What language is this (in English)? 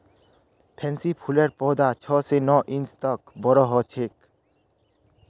Magahi